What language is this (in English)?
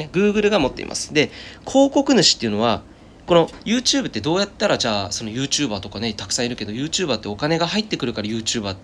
Japanese